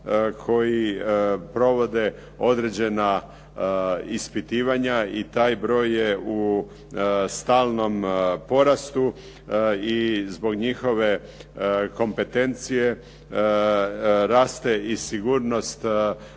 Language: Croatian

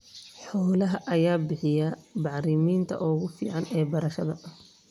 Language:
Somali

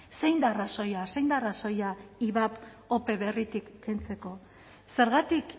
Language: Basque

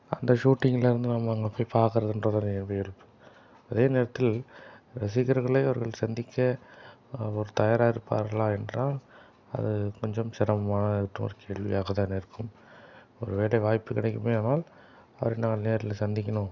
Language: Tamil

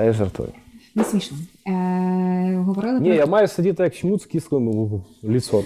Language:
Ukrainian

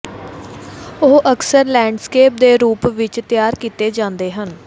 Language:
Punjabi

